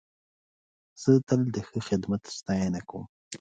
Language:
Pashto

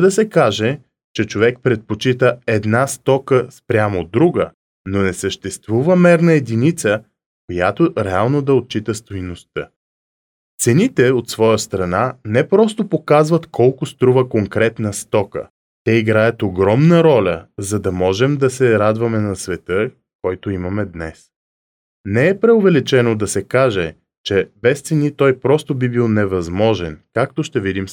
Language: Bulgarian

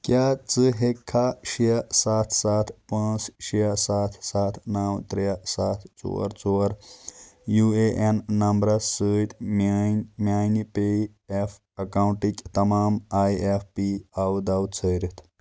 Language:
Kashmiri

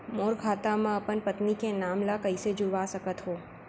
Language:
Chhattisgarhi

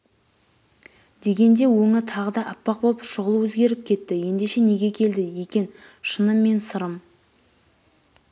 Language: Kazakh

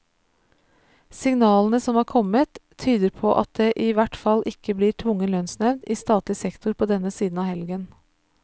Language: Norwegian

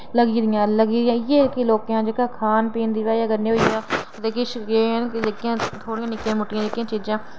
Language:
Dogri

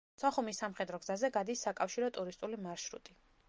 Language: Georgian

